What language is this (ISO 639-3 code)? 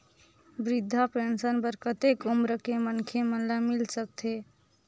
hne